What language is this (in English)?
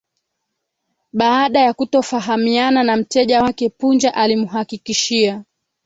Swahili